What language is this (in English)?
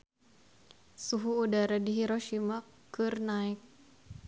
Sundanese